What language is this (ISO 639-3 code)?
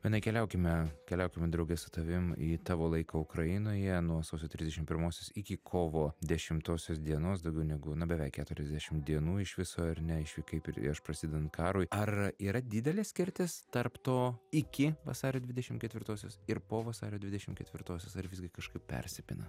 lit